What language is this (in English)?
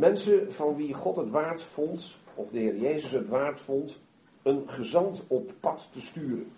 Dutch